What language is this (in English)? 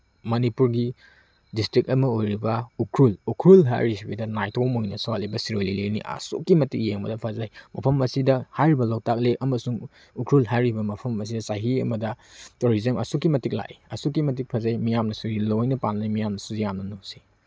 Manipuri